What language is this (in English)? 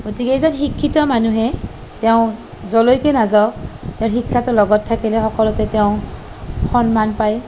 Assamese